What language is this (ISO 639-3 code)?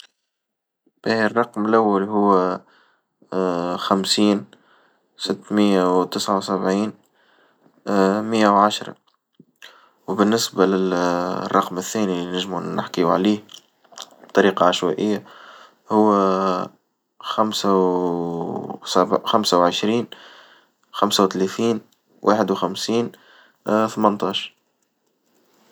aeb